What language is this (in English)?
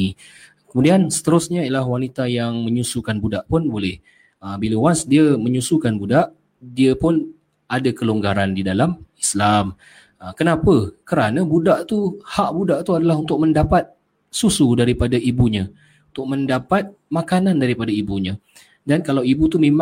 Malay